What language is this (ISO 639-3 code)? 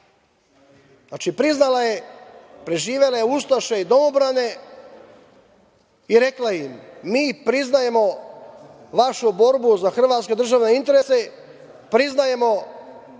srp